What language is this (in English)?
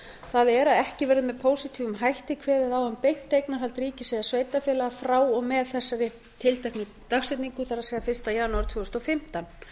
Icelandic